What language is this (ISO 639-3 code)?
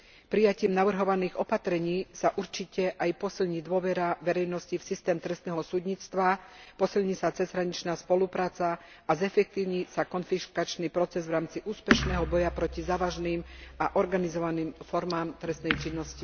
slk